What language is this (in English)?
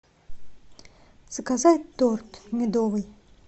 Russian